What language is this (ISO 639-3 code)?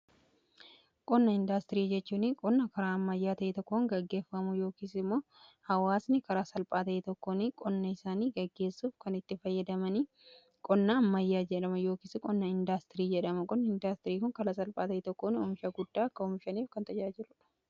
orm